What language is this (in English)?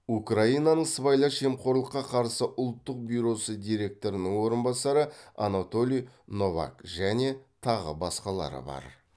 Kazakh